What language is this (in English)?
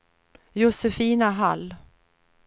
Swedish